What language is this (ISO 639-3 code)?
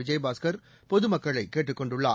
tam